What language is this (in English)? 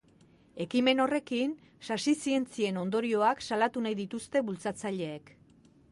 Basque